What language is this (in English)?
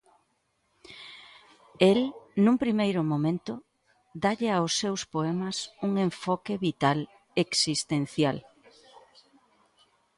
Galician